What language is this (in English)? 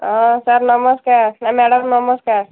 Odia